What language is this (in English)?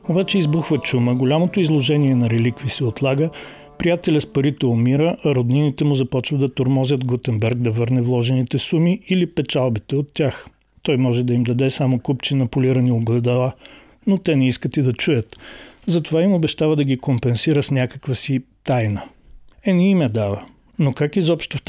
Bulgarian